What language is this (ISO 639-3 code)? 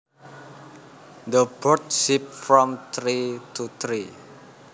jav